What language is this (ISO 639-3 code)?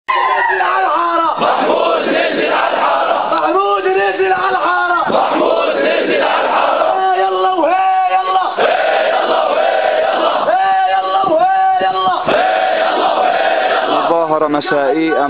ara